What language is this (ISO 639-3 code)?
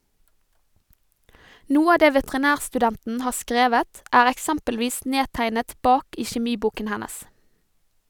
nor